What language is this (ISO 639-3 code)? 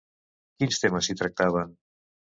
cat